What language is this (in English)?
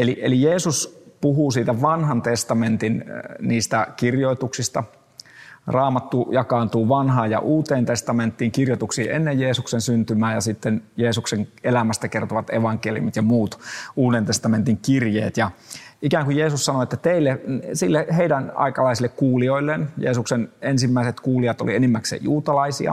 Finnish